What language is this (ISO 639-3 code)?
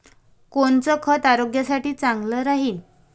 mar